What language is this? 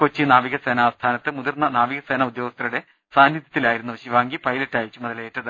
Malayalam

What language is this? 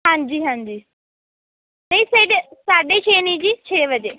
Punjabi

